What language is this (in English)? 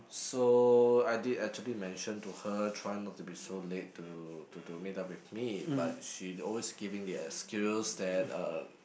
English